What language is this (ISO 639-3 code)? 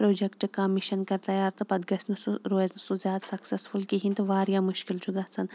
kas